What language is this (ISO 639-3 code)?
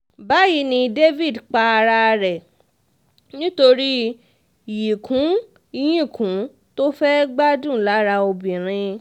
yor